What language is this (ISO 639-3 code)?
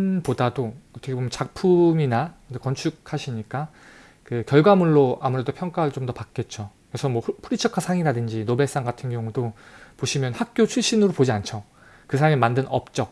kor